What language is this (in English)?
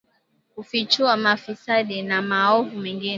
Swahili